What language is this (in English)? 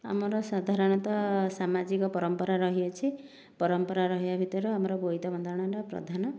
Odia